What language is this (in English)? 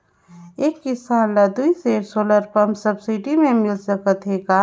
Chhattisgarhi